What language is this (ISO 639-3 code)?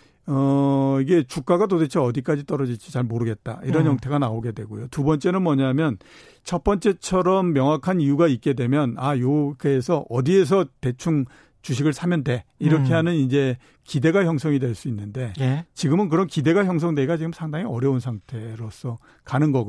kor